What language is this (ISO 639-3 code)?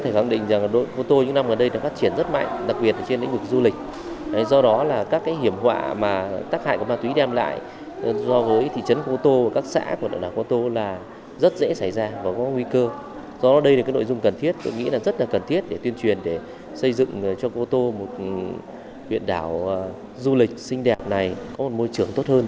vie